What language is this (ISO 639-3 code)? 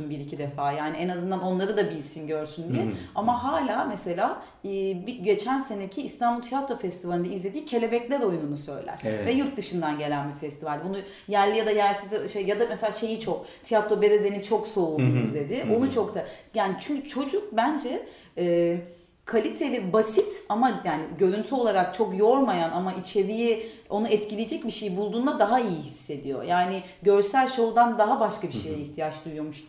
tur